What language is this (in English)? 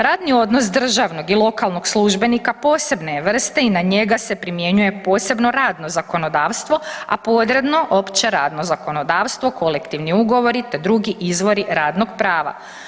Croatian